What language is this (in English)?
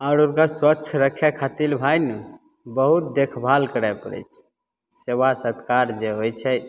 Maithili